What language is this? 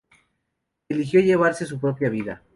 Spanish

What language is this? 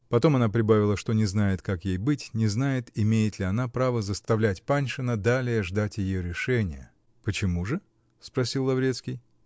Russian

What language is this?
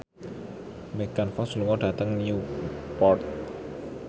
Javanese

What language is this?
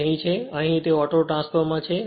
Gujarati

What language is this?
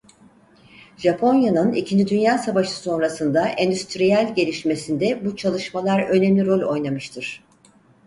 Turkish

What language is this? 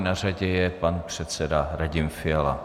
Czech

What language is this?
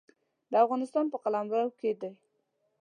Pashto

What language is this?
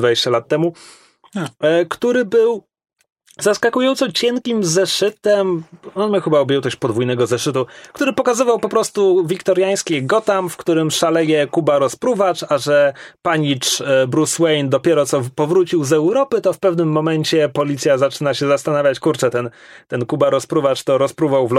Polish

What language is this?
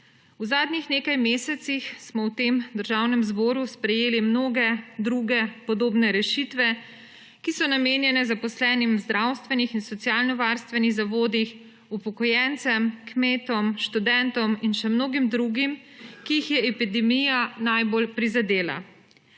Slovenian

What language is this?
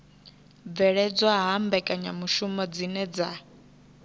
Venda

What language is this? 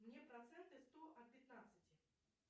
Russian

